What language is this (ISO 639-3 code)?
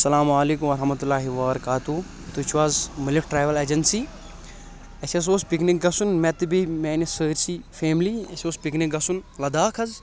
kas